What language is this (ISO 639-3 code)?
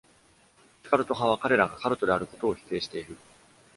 jpn